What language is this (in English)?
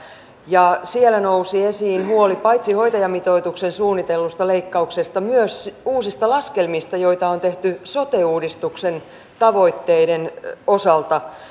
Finnish